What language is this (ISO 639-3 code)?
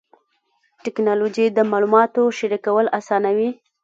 pus